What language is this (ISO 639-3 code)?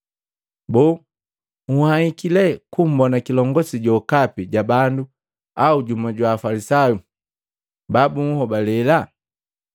mgv